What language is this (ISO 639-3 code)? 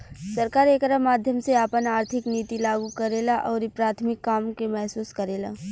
bho